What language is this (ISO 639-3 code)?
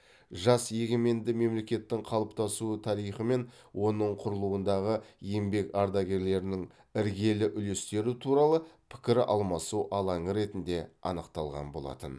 kaz